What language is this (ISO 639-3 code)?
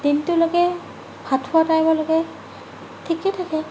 asm